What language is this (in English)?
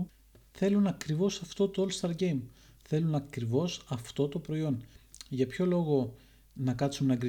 Greek